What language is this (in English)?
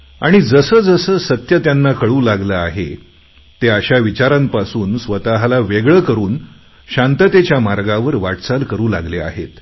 Marathi